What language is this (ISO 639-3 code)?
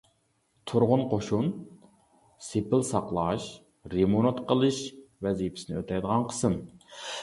uig